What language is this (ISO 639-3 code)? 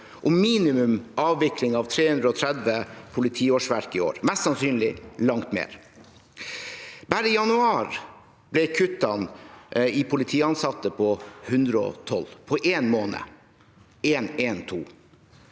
nor